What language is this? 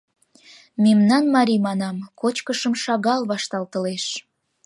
Mari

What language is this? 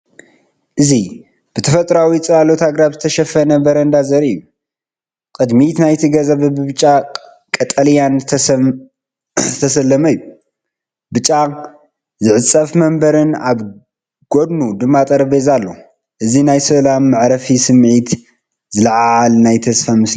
Tigrinya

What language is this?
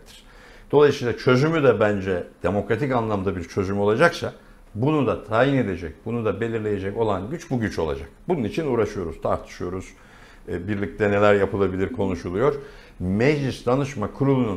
Turkish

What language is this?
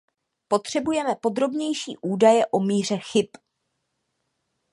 Czech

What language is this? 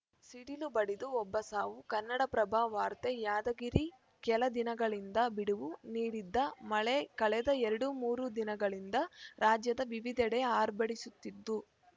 Kannada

